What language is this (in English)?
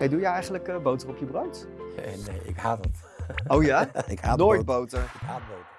Dutch